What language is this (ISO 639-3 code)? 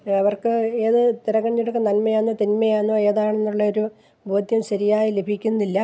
mal